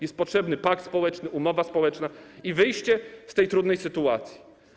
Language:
Polish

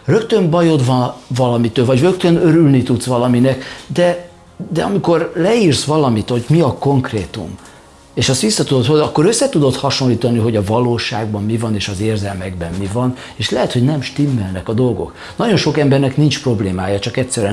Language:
Hungarian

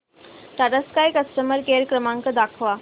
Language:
Marathi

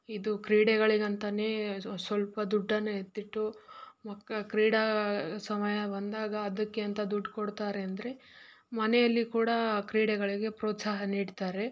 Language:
Kannada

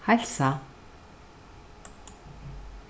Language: Faroese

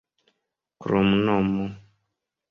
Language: Esperanto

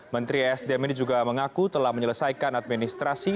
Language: Indonesian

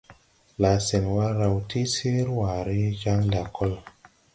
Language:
Tupuri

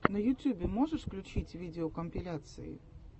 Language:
Russian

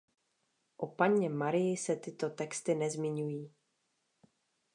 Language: Czech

